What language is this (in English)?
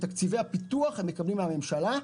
Hebrew